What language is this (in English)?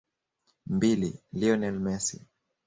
Swahili